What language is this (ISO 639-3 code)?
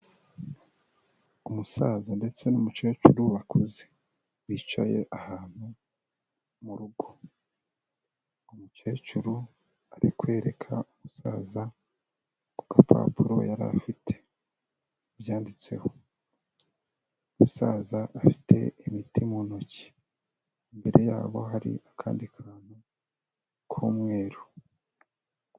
kin